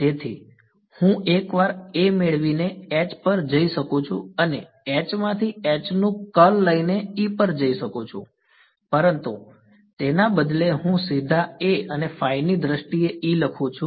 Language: Gujarati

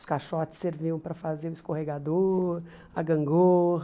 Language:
Portuguese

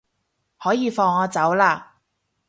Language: Cantonese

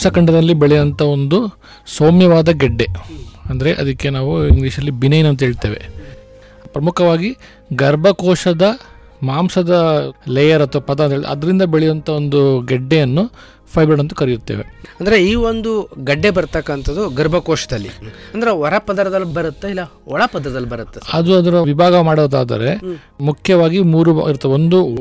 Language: Kannada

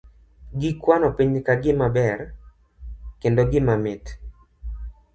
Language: Luo (Kenya and Tanzania)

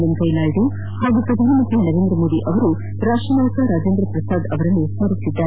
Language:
Kannada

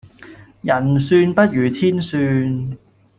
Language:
Cantonese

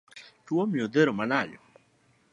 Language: Luo (Kenya and Tanzania)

